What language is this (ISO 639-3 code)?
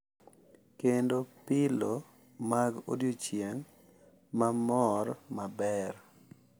luo